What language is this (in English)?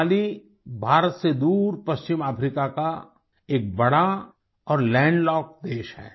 Hindi